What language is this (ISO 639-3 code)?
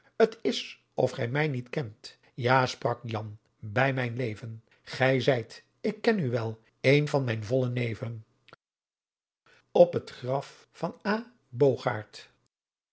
nld